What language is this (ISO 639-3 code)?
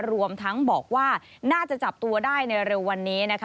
tha